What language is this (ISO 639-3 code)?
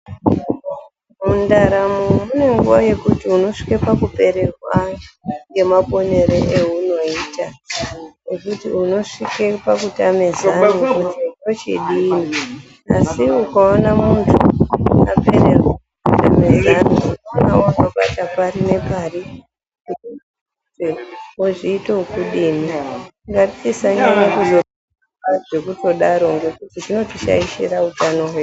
ndc